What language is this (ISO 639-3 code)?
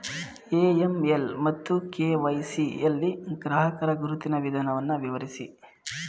kan